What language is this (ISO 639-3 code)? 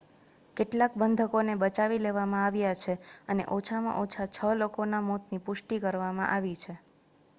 guj